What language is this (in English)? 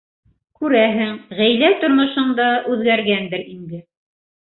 Bashkir